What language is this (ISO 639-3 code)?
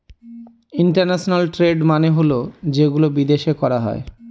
ben